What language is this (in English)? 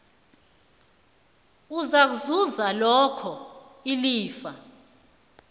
South Ndebele